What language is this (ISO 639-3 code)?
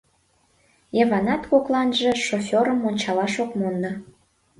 chm